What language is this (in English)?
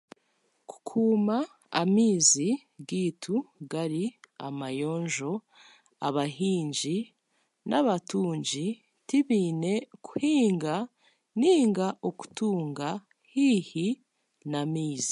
Chiga